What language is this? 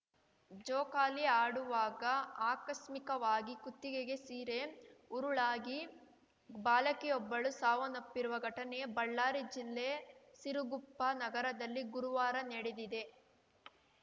Kannada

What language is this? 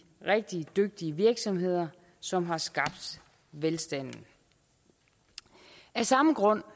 Danish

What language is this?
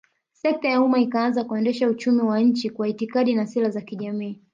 Swahili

